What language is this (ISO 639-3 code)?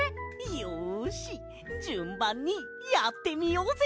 jpn